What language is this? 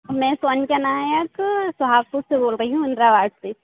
Hindi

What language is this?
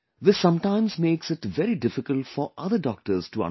English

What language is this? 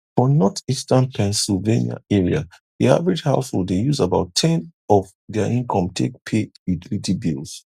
Nigerian Pidgin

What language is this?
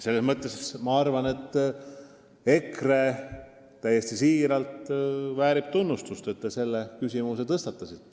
Estonian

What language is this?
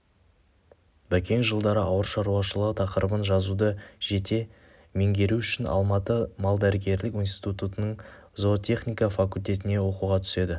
Kazakh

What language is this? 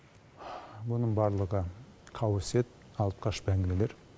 Kazakh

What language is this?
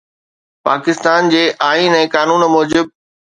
Sindhi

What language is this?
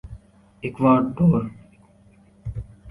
Urdu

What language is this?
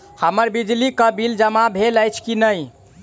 Maithili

